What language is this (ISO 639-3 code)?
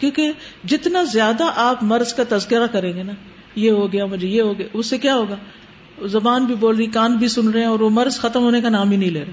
urd